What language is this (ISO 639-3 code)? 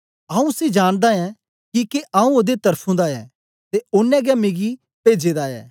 doi